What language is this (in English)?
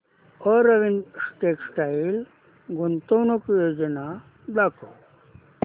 Marathi